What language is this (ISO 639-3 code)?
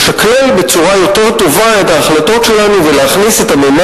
heb